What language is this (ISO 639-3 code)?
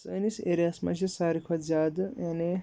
kas